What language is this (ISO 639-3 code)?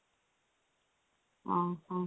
ori